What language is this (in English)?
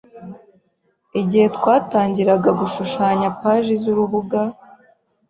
Kinyarwanda